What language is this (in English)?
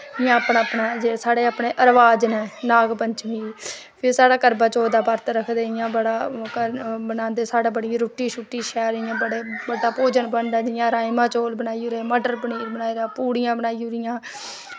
Dogri